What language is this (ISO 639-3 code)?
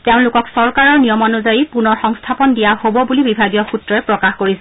asm